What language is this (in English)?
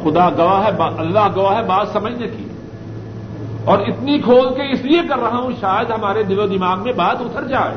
Urdu